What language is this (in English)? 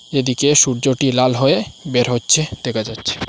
Bangla